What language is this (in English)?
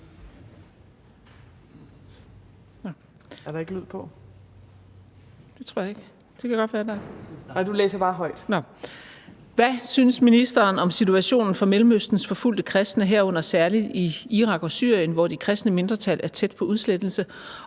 Danish